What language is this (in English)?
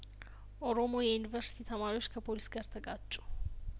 Amharic